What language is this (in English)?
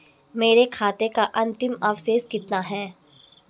Hindi